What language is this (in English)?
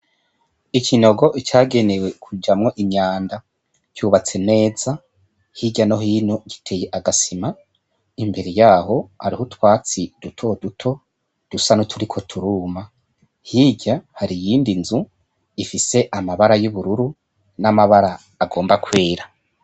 Rundi